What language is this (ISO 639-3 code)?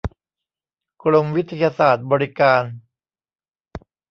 tha